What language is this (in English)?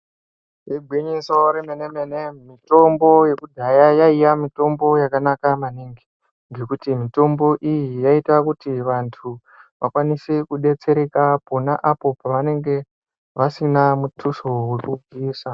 Ndau